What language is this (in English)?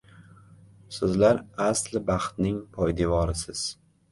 Uzbek